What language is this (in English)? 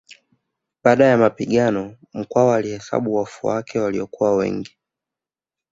Swahili